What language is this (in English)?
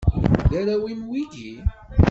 Kabyle